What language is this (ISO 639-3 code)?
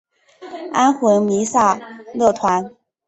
zho